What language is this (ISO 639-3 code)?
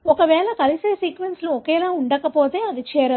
tel